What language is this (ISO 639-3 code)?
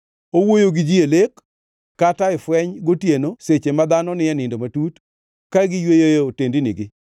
luo